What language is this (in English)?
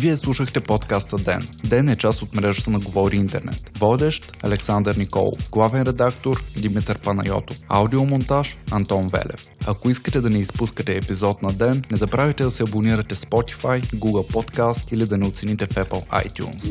Bulgarian